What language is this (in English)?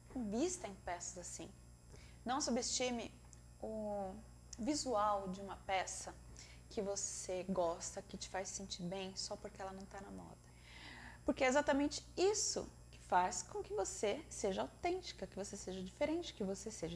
Portuguese